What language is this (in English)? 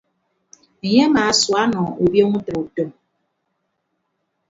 Ibibio